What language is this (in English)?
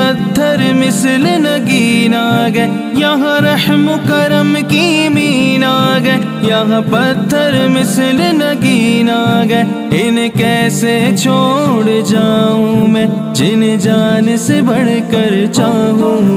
Hindi